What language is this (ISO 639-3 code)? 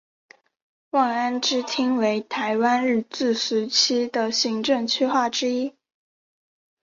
zho